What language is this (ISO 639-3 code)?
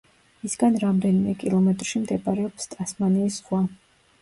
kat